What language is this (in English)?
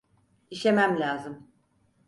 Turkish